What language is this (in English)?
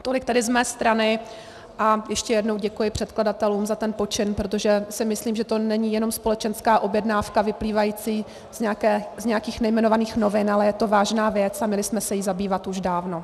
Czech